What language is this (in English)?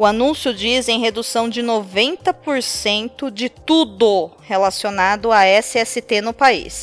Portuguese